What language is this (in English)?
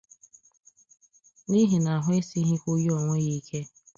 Igbo